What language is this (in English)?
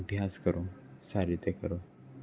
Gujarati